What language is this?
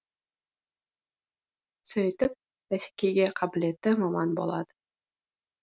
Kazakh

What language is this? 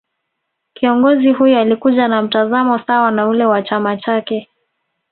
Swahili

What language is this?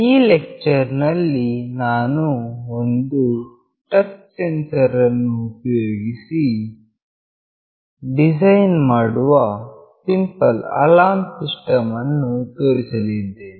Kannada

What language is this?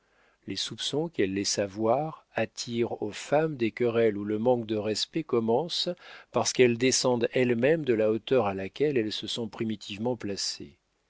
French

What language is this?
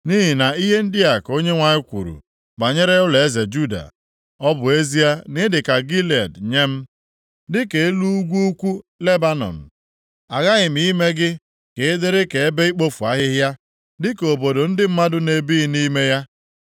Igbo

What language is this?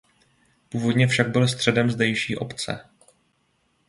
Czech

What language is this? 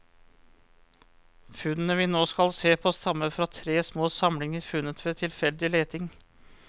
Norwegian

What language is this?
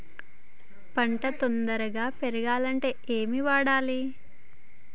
Telugu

